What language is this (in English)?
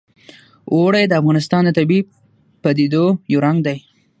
Pashto